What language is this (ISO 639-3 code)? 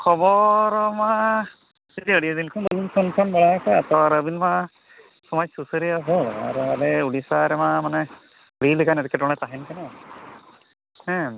sat